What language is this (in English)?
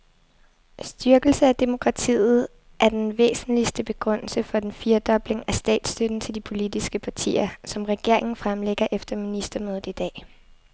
Danish